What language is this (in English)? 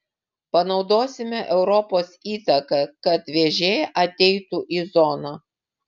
Lithuanian